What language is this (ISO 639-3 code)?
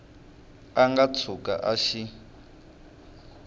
tso